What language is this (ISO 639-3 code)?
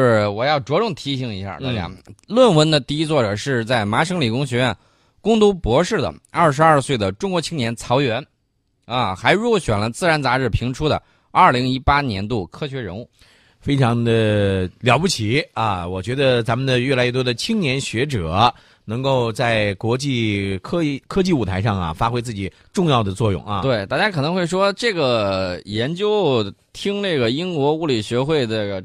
zho